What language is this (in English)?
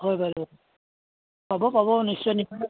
Assamese